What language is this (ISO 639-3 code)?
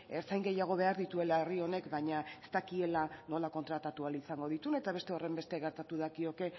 eus